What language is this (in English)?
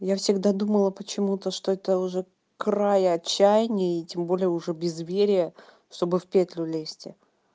Russian